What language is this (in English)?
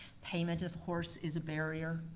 English